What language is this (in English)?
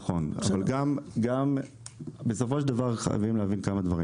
Hebrew